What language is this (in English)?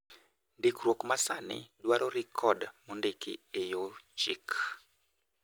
Luo (Kenya and Tanzania)